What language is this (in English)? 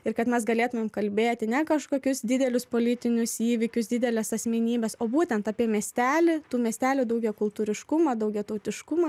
Lithuanian